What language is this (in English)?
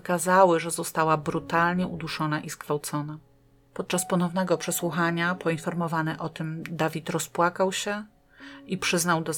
Polish